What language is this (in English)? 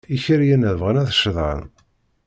Kabyle